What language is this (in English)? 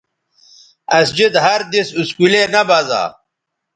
Bateri